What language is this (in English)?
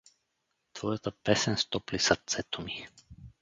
Bulgarian